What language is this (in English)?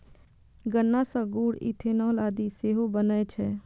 Maithili